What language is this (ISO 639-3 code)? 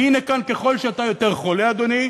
heb